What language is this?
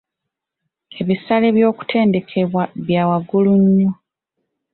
Ganda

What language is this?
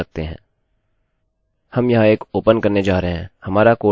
Hindi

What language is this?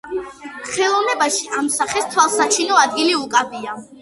Georgian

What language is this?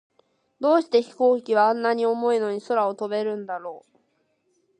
Japanese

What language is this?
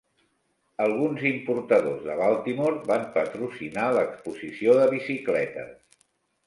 Catalan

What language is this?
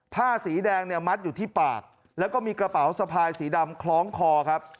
Thai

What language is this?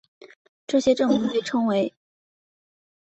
Chinese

